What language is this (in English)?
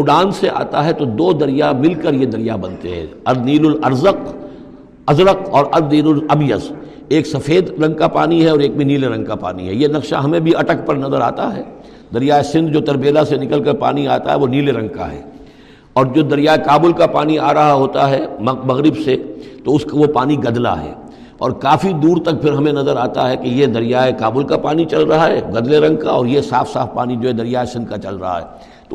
Urdu